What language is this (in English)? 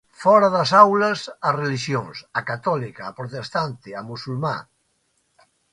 Galician